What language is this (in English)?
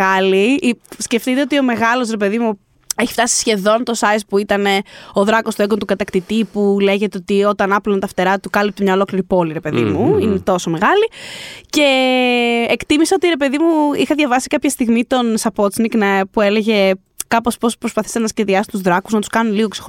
Greek